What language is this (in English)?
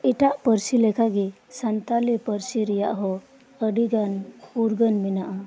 Santali